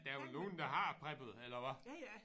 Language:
Danish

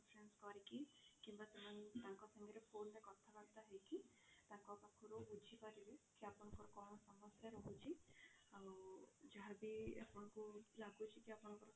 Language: Odia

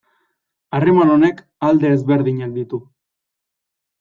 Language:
Basque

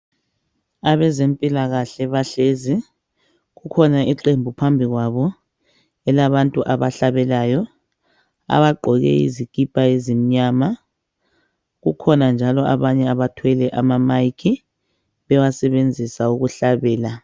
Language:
North Ndebele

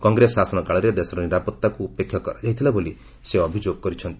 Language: Odia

